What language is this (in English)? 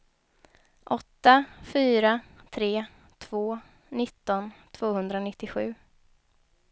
Swedish